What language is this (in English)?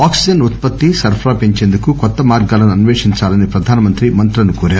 Telugu